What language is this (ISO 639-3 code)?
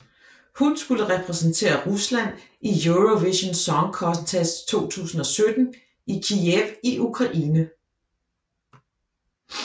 dan